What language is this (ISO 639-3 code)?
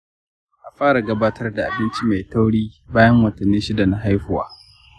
hau